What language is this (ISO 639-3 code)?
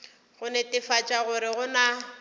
nso